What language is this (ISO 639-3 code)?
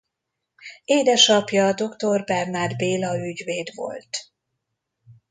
hun